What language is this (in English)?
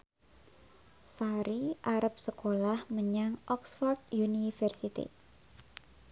Javanese